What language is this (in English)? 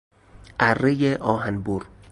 Persian